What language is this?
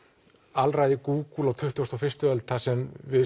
Icelandic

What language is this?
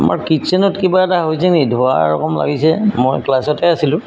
Assamese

